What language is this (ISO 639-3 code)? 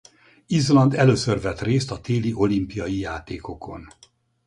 hun